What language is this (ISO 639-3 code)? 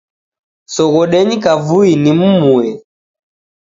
dav